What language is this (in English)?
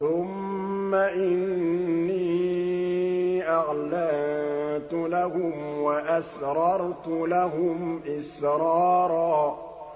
Arabic